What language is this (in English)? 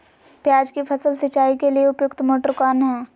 Magahi